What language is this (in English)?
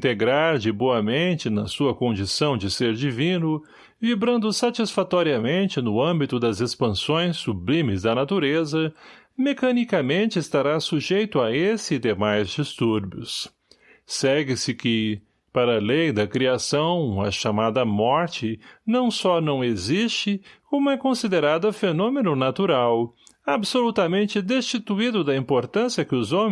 Portuguese